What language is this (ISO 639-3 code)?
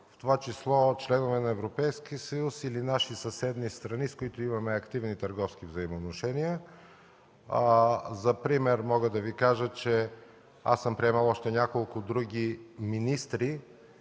bul